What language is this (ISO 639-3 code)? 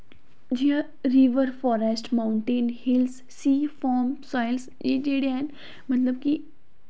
doi